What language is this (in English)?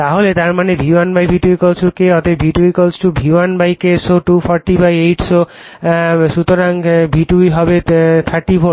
Bangla